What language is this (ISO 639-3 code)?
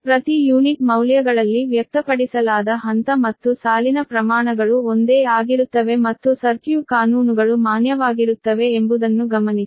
kan